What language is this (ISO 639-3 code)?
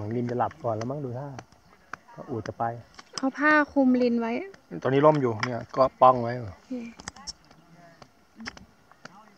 tha